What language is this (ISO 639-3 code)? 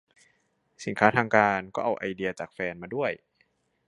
tha